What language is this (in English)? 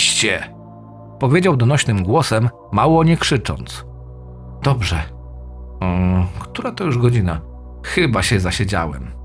Polish